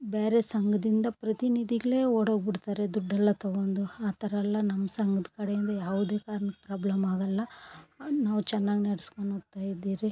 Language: Kannada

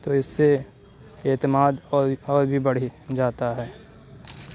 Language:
Urdu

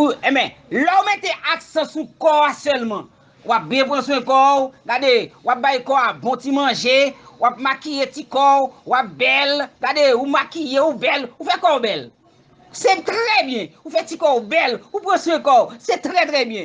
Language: French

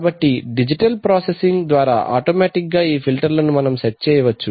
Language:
Telugu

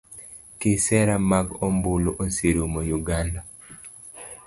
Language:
Luo (Kenya and Tanzania)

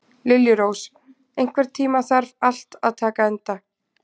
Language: Icelandic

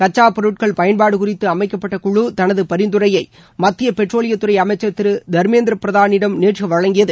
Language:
Tamil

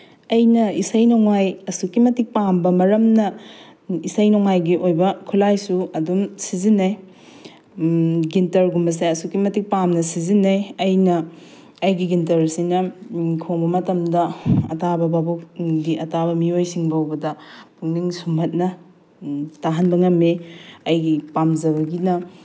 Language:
Manipuri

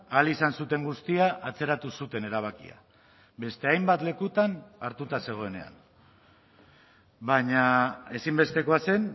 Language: Basque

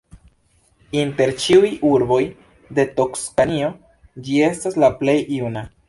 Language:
Esperanto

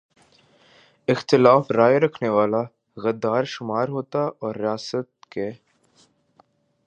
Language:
Urdu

